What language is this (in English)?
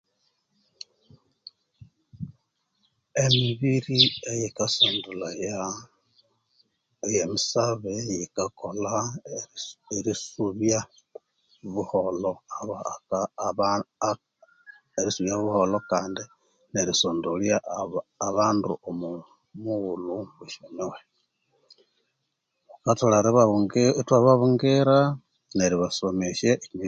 Konzo